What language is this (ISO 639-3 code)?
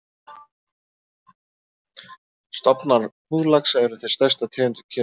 isl